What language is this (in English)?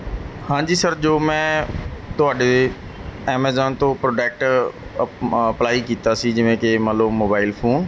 Punjabi